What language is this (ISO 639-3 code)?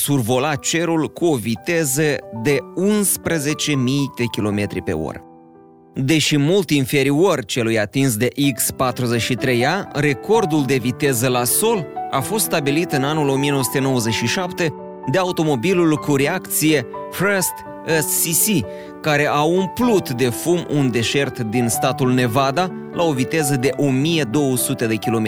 ron